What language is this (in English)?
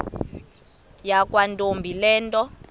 Xhosa